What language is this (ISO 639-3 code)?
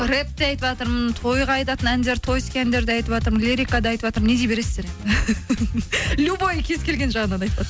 kaz